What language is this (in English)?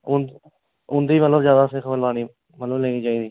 Dogri